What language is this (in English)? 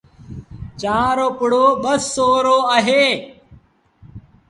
Sindhi Bhil